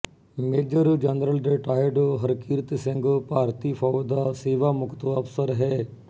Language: Punjabi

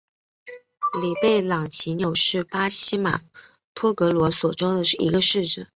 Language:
Chinese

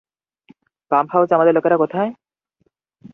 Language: Bangla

